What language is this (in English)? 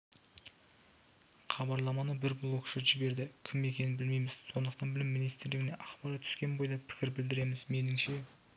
Kazakh